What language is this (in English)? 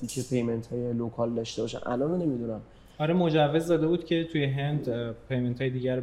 Persian